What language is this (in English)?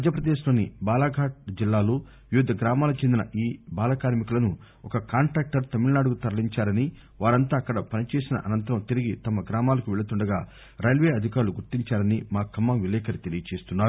Telugu